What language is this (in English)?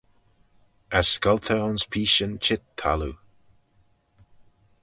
Manx